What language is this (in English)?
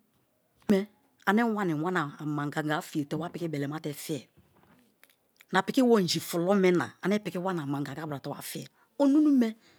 Kalabari